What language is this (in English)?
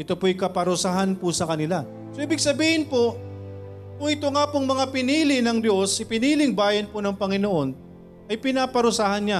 Filipino